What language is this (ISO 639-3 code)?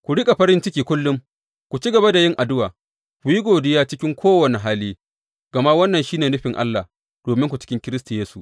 hau